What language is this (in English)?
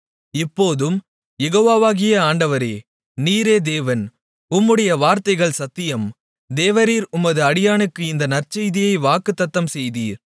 Tamil